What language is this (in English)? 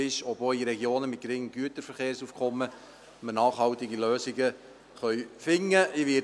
Swiss German